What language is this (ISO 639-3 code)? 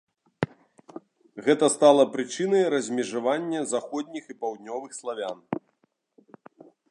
bel